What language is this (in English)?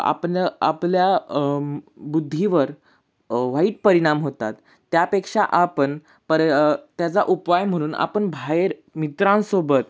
Marathi